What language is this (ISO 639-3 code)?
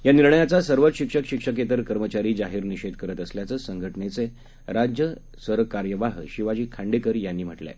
mar